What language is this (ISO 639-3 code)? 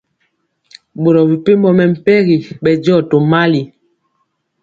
mcx